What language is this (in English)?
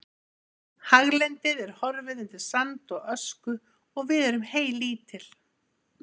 Icelandic